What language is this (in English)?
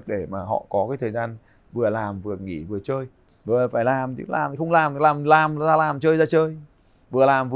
Vietnamese